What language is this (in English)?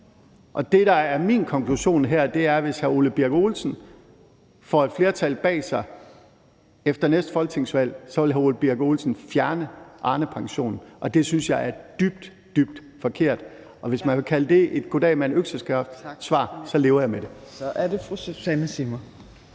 Danish